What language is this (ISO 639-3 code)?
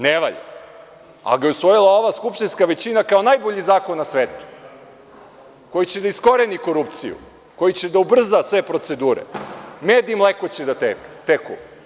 srp